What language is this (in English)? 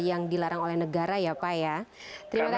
Indonesian